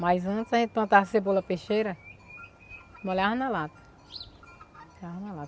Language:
Portuguese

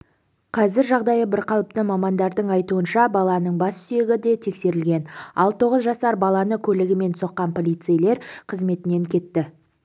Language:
Kazakh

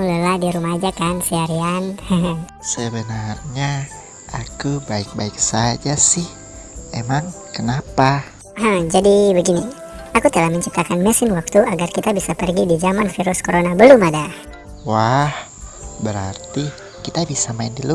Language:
Indonesian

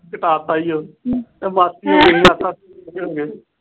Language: Punjabi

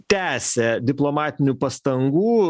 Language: Lithuanian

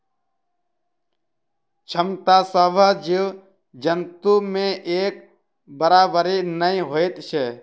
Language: Maithili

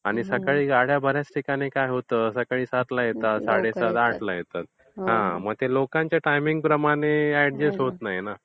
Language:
Marathi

